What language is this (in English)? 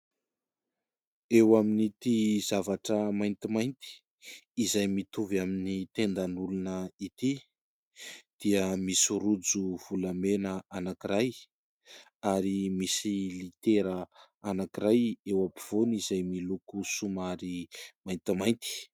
Malagasy